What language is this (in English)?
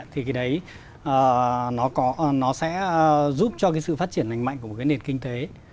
Vietnamese